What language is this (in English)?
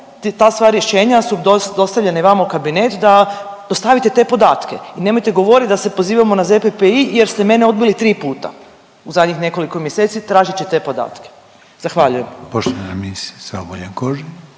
Croatian